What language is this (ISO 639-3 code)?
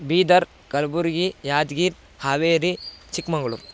san